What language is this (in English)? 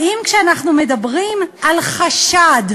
Hebrew